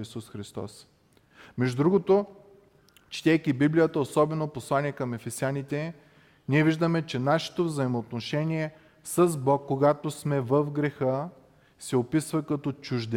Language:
Bulgarian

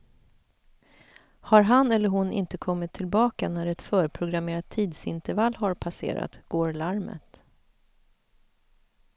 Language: Swedish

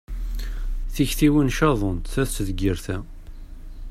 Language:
Kabyle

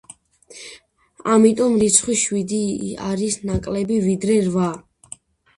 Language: Georgian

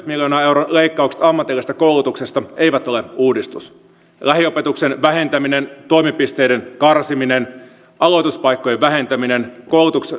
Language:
Finnish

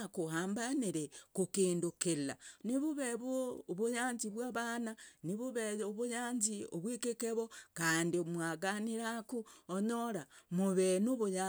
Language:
Logooli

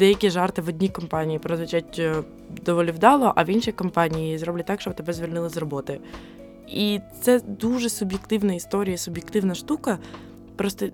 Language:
Ukrainian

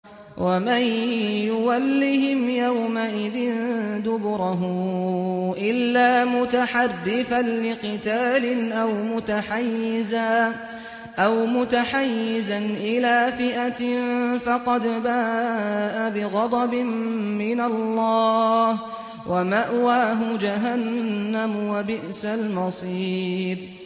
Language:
Arabic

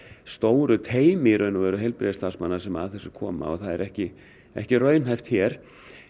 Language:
Icelandic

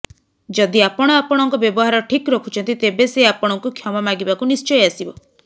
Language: Odia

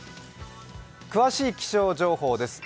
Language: Japanese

